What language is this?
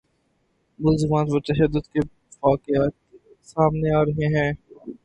Urdu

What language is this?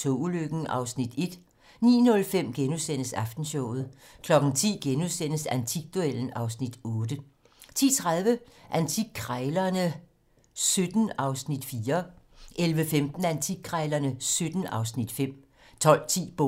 Danish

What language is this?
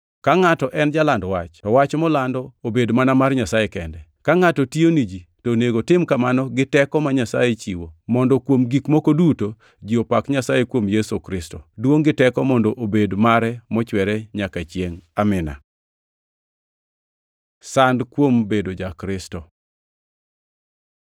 Luo (Kenya and Tanzania)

